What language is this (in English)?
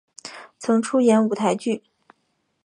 Chinese